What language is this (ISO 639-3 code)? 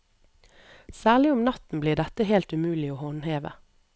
nor